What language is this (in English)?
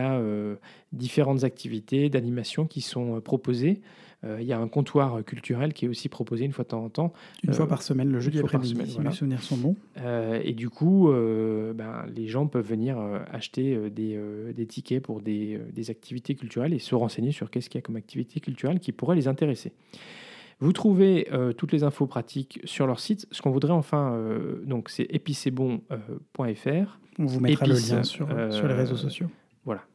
French